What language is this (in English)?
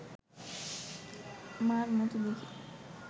Bangla